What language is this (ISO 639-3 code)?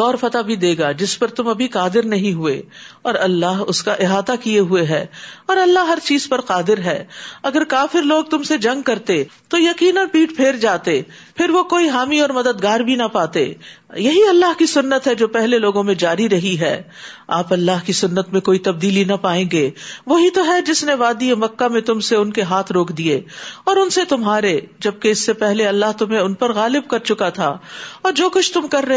urd